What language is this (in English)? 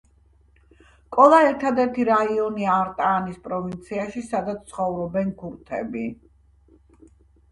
Georgian